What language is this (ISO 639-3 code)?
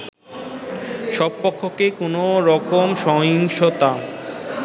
ben